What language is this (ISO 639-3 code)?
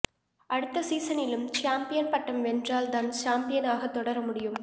tam